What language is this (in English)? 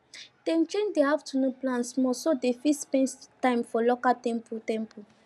Nigerian Pidgin